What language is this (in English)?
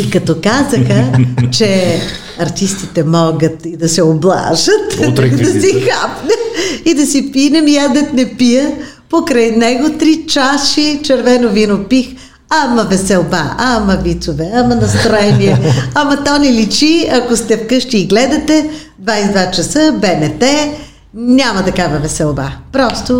Bulgarian